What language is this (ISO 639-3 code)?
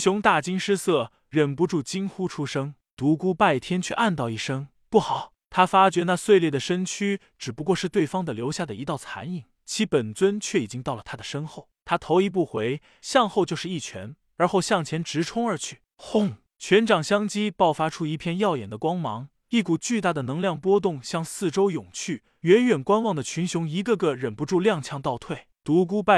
zho